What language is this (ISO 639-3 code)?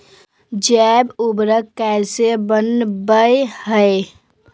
mag